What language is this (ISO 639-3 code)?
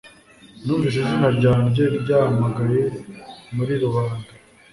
kin